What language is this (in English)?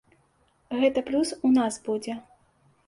Belarusian